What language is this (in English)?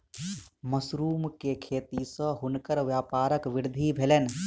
Maithili